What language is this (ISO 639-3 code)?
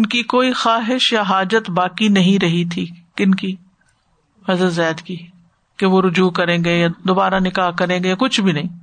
urd